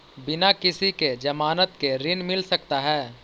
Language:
Magahi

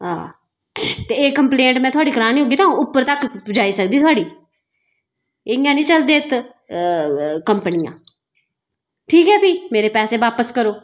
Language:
Dogri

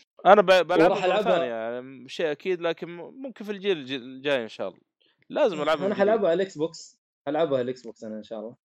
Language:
Arabic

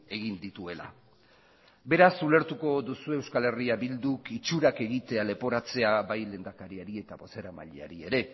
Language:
Basque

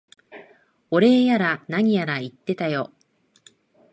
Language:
Japanese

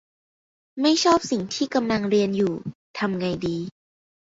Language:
Thai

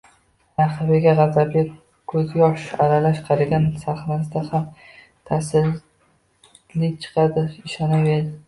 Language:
Uzbek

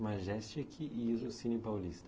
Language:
Portuguese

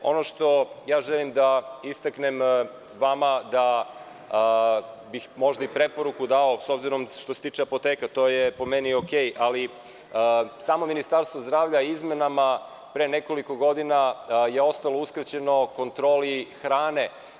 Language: Serbian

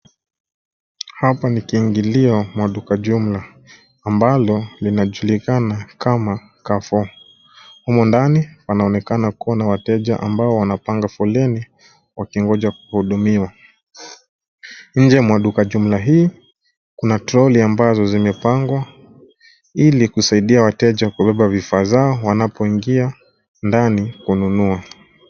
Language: Swahili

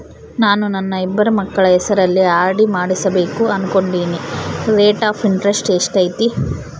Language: Kannada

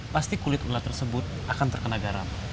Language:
Indonesian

